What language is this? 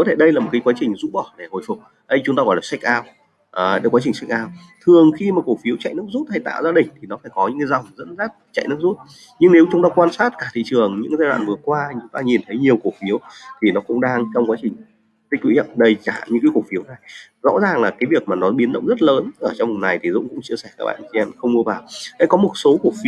Vietnamese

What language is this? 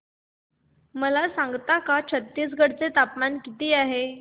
Marathi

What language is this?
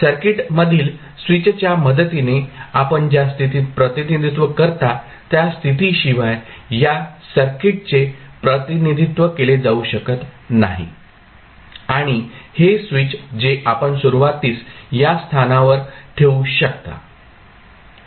Marathi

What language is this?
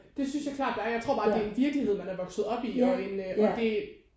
Danish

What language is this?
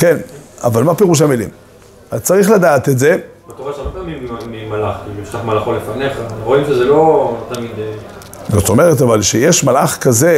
Hebrew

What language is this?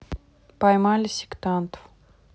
Russian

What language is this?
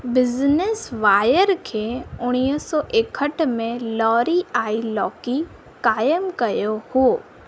Sindhi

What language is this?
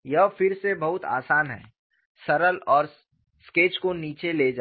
Hindi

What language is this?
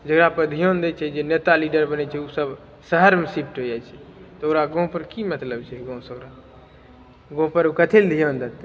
Maithili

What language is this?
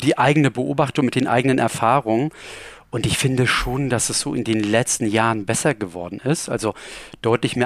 German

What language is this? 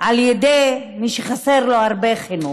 Hebrew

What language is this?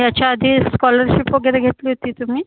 Marathi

